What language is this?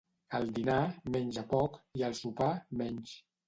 Catalan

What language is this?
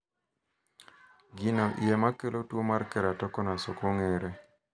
Luo (Kenya and Tanzania)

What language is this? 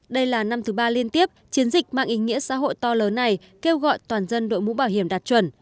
Vietnamese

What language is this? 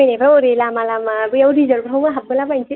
Bodo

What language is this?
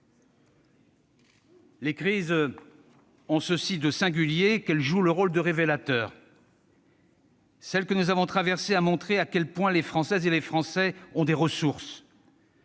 French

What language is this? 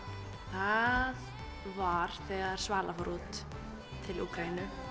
Icelandic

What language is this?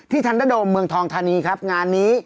Thai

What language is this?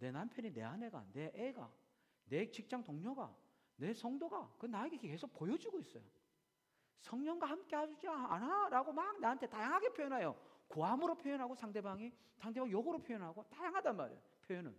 Korean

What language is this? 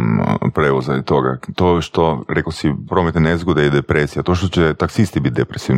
Croatian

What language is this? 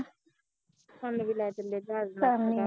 Punjabi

